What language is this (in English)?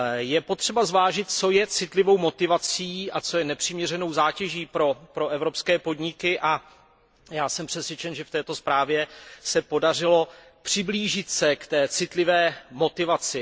Czech